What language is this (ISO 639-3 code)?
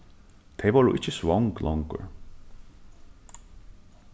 fao